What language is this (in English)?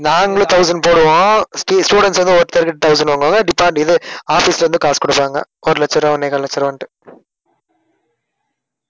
Tamil